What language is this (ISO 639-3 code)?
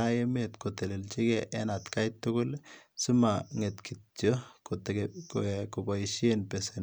kln